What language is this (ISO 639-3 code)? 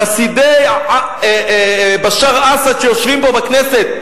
heb